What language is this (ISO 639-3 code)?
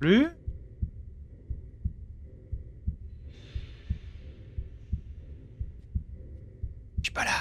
fra